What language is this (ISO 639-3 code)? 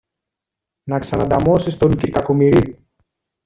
ell